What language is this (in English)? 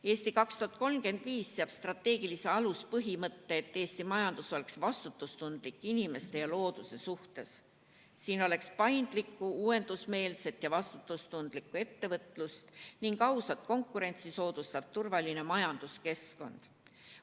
Estonian